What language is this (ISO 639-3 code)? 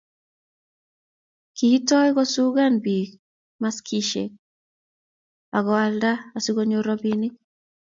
kln